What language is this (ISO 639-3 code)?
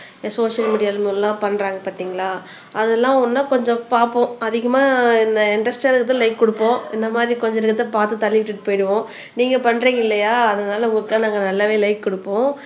tam